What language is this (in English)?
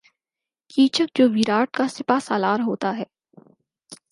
Urdu